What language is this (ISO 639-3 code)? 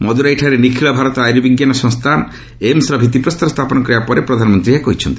ori